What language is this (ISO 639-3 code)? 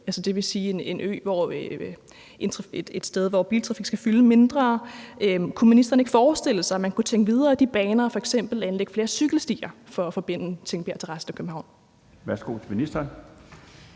dan